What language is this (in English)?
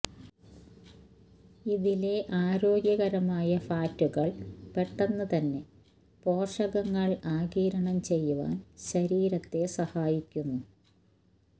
Malayalam